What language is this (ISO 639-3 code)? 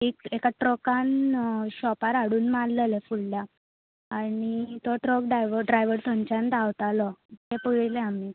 kok